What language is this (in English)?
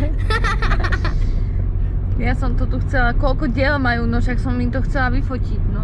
Slovak